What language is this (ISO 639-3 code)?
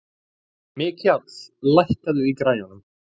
isl